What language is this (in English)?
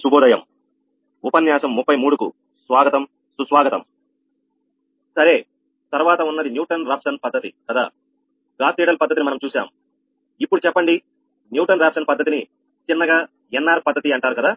Telugu